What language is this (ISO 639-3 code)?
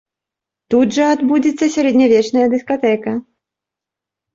bel